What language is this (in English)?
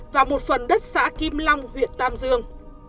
Vietnamese